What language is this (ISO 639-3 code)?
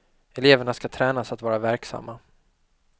swe